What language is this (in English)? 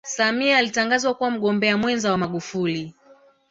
Swahili